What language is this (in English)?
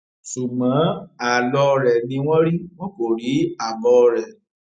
Yoruba